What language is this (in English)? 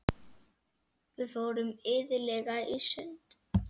Icelandic